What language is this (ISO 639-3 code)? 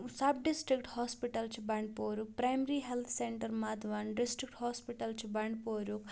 kas